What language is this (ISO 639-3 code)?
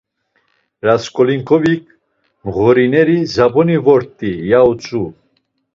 lzz